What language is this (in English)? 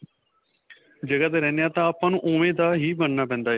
Punjabi